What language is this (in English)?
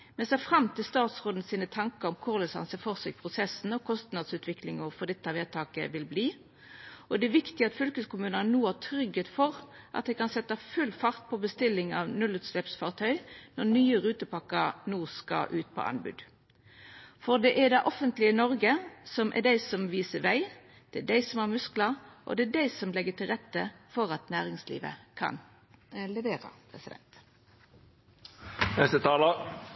Norwegian Nynorsk